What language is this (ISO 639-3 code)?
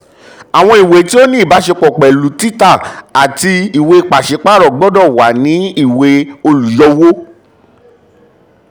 yor